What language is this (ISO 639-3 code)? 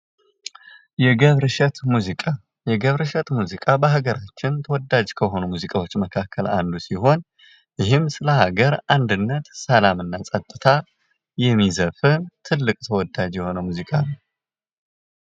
amh